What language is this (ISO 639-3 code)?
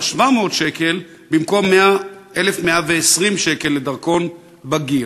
heb